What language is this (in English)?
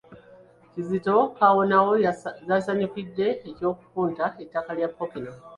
Ganda